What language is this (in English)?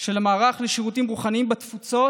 Hebrew